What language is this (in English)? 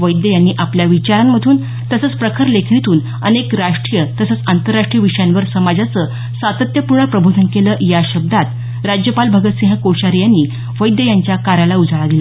Marathi